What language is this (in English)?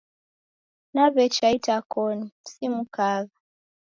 Taita